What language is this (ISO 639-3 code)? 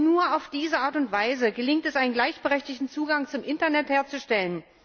deu